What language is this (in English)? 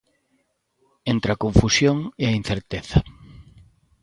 Galician